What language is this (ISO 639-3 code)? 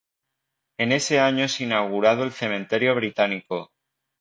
spa